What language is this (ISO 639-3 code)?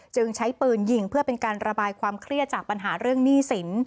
tha